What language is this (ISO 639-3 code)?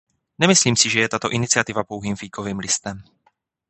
ces